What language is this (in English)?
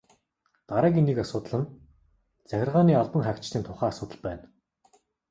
Mongolian